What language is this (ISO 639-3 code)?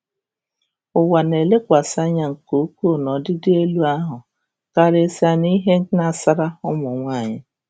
ibo